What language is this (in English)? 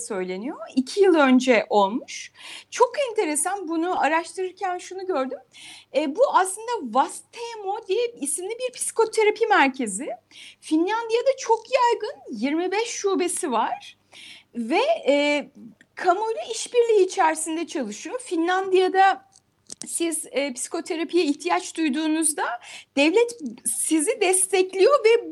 Turkish